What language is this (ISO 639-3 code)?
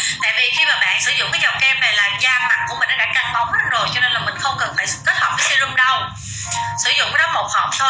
vie